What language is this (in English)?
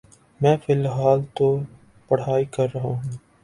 Urdu